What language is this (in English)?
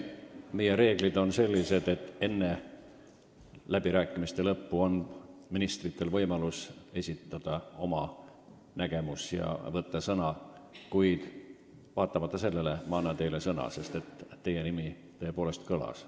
Estonian